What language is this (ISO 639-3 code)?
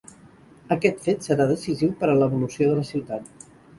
cat